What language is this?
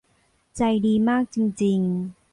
Thai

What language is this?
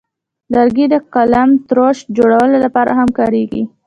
Pashto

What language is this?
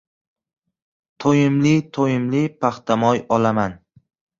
Uzbek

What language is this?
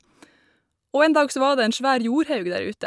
Norwegian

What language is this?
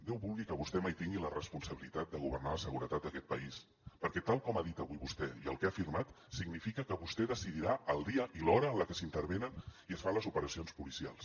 Catalan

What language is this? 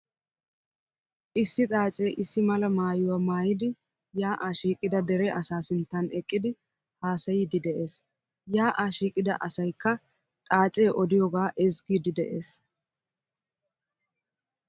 Wolaytta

